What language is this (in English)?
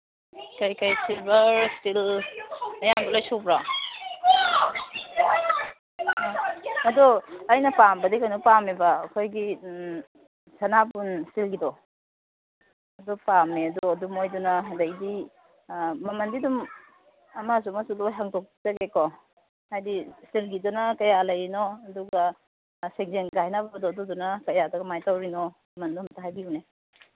Manipuri